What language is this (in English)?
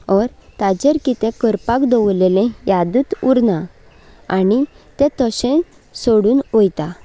Konkani